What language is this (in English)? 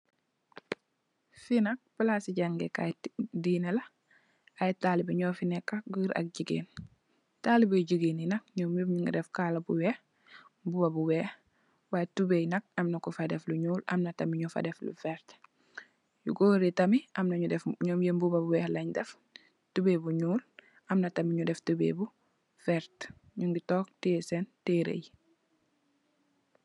Wolof